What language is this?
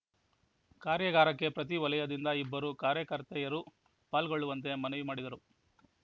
Kannada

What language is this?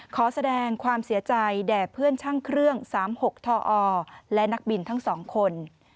Thai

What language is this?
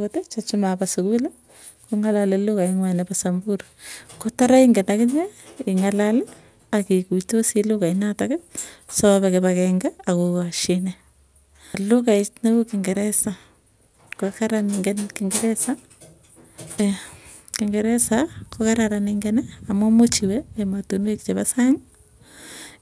Tugen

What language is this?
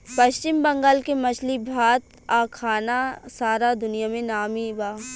Bhojpuri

